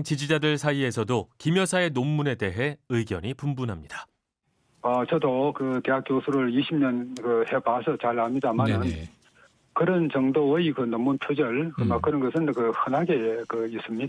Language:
Korean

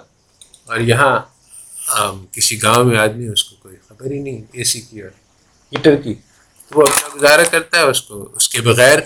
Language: Urdu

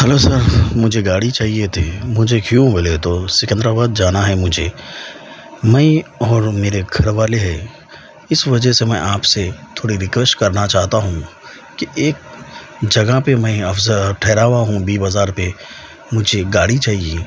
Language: Urdu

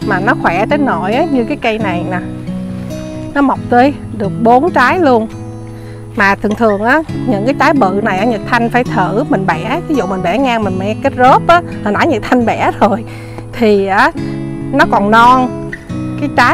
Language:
Vietnamese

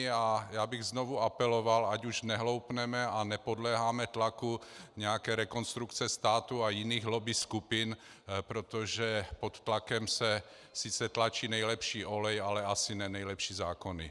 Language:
Czech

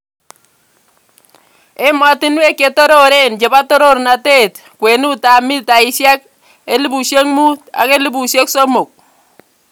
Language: Kalenjin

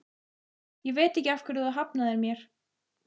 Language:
Icelandic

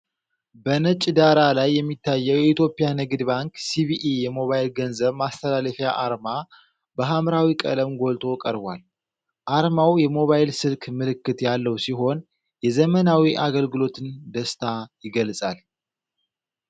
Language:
Amharic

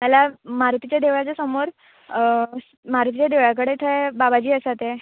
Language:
Konkani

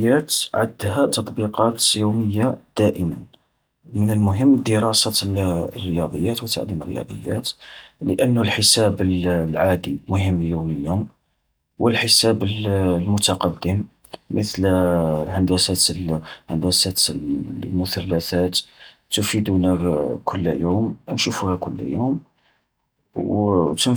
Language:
Algerian Arabic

